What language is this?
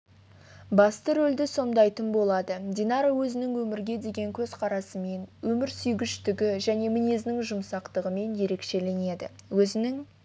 Kazakh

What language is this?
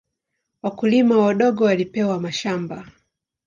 Swahili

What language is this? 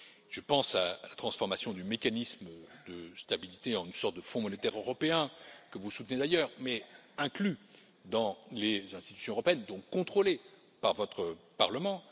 French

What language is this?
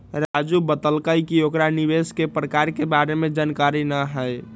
Magahi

